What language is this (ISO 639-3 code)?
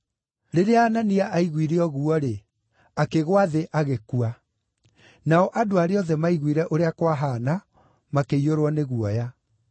kik